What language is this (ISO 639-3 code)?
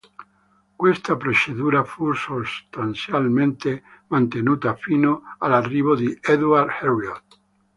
ita